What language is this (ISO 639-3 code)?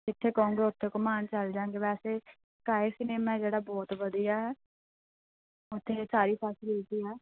pan